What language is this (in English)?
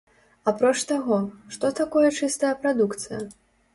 Belarusian